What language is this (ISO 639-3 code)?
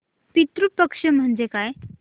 mar